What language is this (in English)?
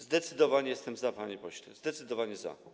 Polish